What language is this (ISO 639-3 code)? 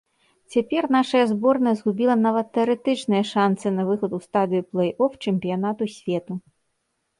bel